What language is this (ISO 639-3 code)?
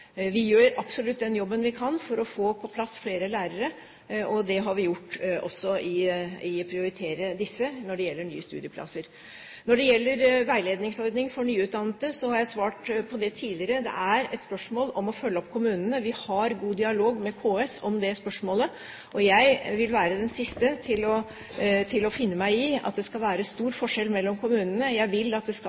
nob